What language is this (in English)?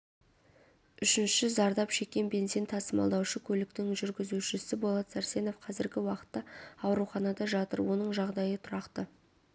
Kazakh